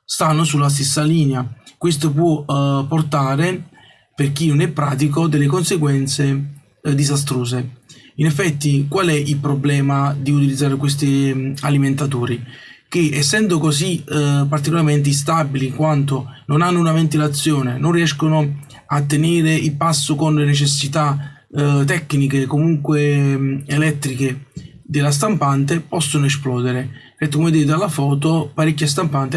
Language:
Italian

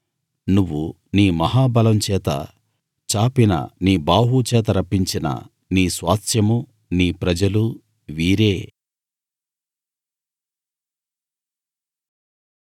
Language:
Telugu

